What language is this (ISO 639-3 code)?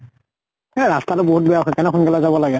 asm